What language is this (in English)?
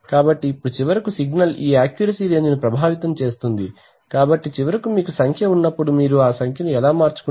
Telugu